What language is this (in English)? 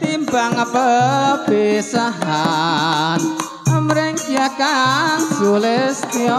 Indonesian